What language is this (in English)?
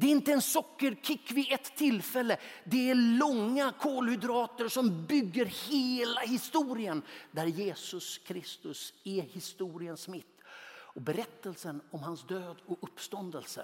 Swedish